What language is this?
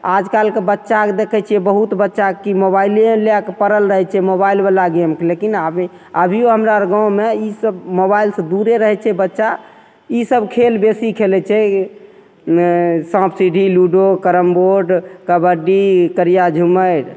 Maithili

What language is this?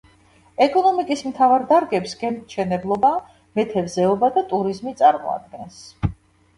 Georgian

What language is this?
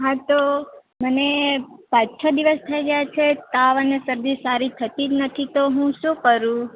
Gujarati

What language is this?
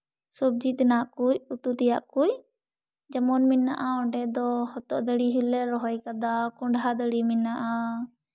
Santali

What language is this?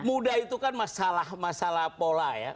Indonesian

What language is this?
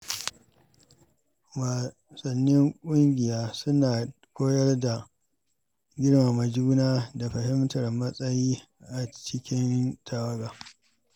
Hausa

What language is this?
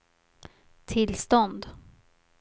Swedish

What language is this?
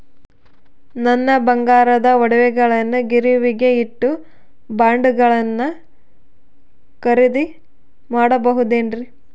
Kannada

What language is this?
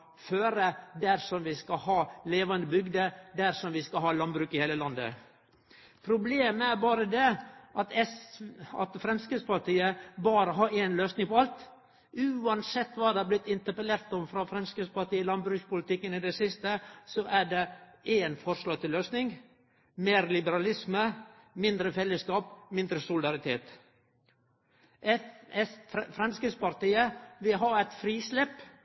Norwegian Nynorsk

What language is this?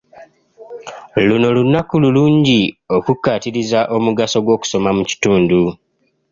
Ganda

